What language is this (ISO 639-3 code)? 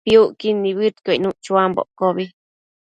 mcf